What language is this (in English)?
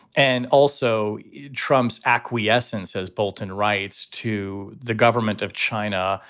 English